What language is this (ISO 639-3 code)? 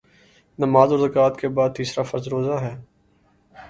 urd